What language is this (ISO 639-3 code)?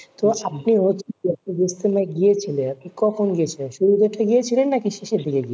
ben